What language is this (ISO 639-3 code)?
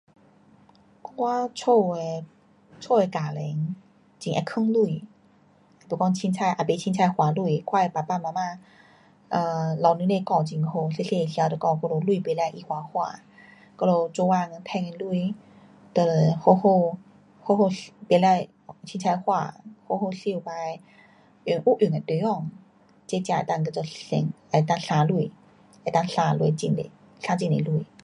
cpx